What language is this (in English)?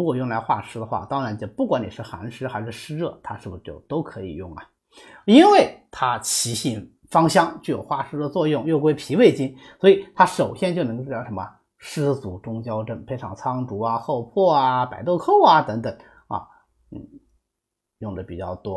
Chinese